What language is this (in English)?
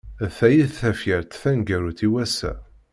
Kabyle